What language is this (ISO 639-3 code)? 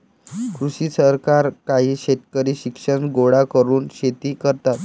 mar